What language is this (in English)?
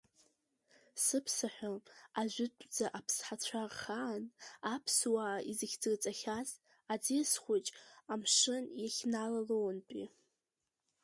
Abkhazian